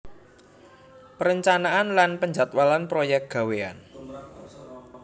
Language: Javanese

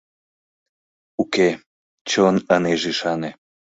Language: Mari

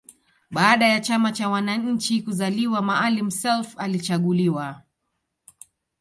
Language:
Swahili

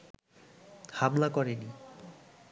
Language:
Bangla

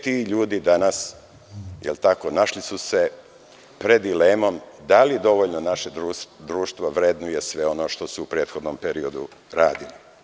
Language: Serbian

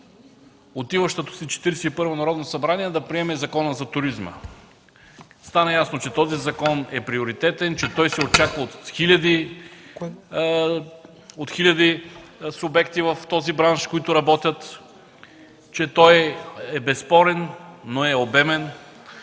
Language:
Bulgarian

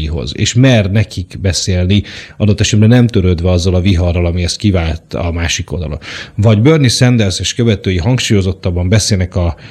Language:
Hungarian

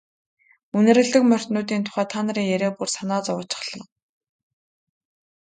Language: Mongolian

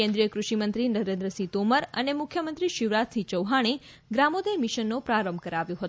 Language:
Gujarati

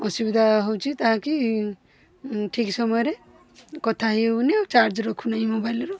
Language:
Odia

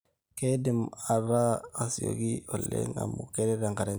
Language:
Masai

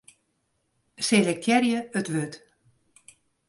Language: Western Frisian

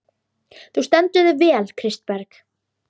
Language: Icelandic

